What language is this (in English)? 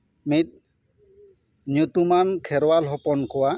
Santali